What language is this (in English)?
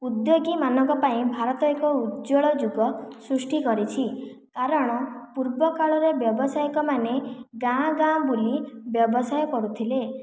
Odia